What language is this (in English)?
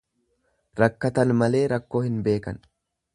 Oromo